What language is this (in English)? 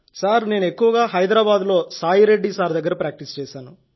Telugu